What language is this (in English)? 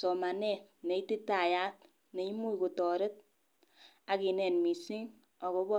Kalenjin